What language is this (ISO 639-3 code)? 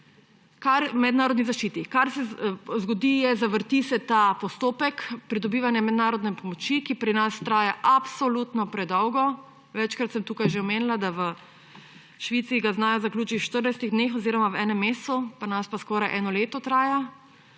slv